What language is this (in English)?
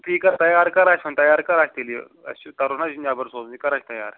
Kashmiri